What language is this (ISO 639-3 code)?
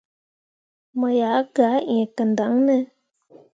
mua